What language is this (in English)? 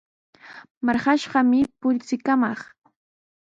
Sihuas Ancash Quechua